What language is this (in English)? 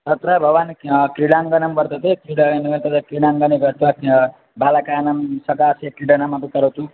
Sanskrit